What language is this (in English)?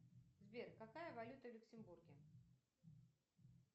Russian